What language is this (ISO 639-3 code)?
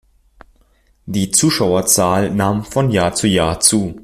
deu